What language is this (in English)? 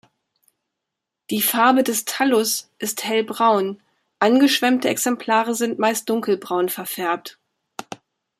German